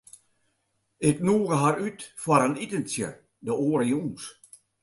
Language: Western Frisian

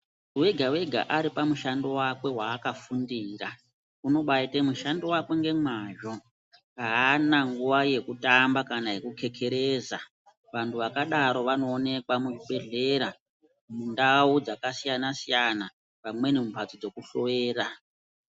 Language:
Ndau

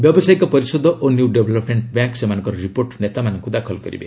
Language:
Odia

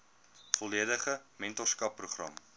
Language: Afrikaans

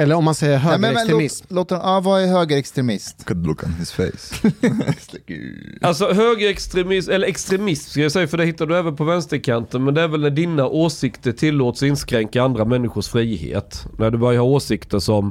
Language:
Swedish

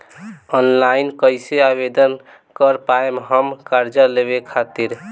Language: Bhojpuri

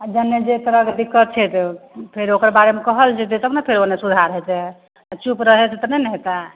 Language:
Maithili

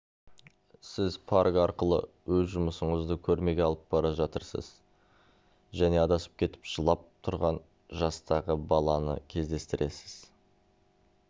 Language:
Kazakh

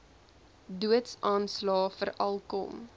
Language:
Afrikaans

